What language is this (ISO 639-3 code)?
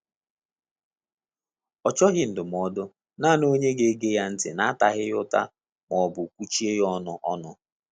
ibo